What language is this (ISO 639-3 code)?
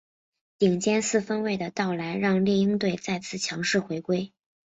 zho